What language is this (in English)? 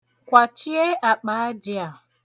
Igbo